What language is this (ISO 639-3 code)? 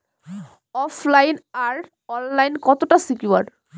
ben